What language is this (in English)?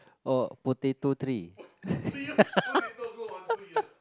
English